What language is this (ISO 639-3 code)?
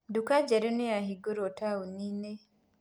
kik